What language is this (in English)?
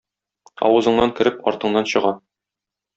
Tatar